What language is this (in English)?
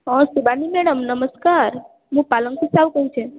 Odia